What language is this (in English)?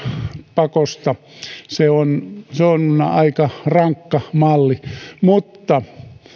Finnish